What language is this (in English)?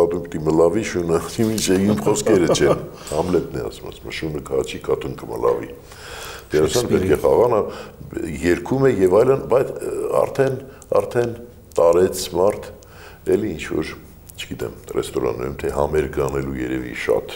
Romanian